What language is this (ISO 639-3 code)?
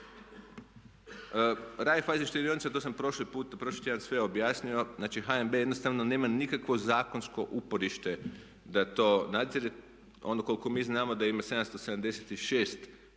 hrv